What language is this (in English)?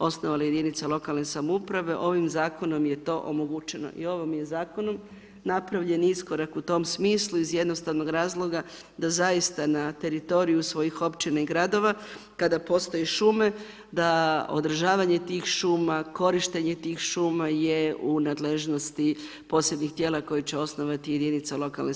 Croatian